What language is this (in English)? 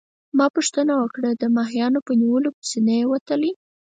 Pashto